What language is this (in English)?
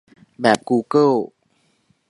Thai